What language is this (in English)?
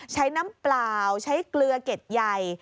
Thai